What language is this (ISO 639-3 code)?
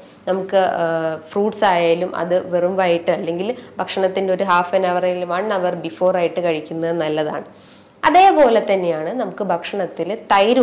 mal